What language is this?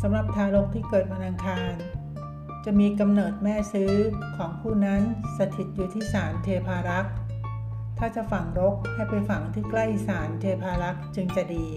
Thai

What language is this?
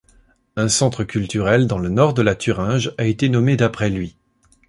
French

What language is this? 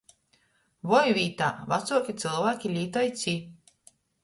Latgalian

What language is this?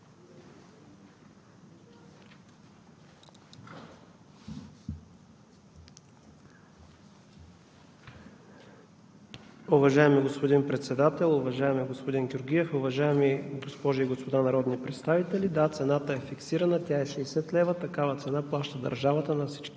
Bulgarian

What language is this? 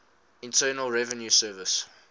English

